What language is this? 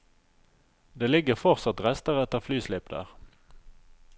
Norwegian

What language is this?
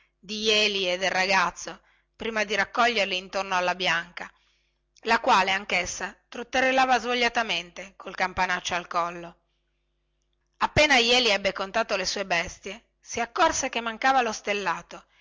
Italian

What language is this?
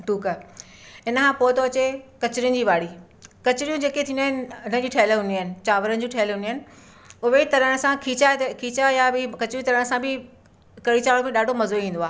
Sindhi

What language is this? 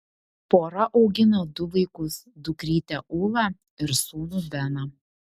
Lithuanian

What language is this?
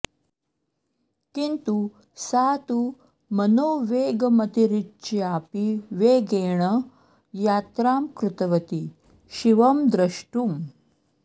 Sanskrit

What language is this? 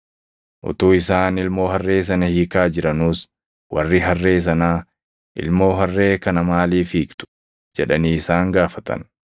Oromo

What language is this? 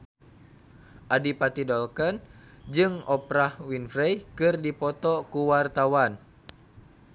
Sundanese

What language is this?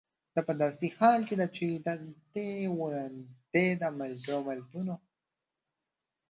Pashto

